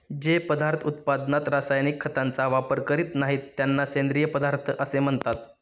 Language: Marathi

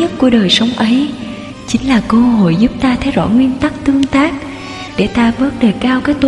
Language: Vietnamese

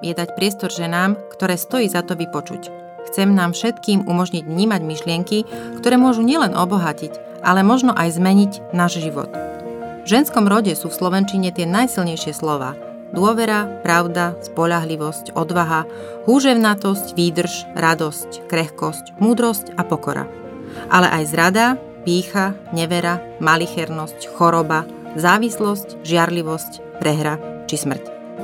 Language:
Slovak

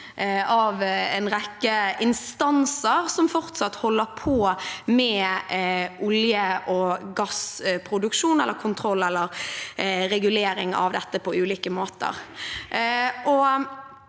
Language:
Norwegian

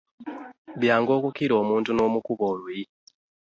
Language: Ganda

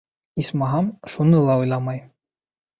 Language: Bashkir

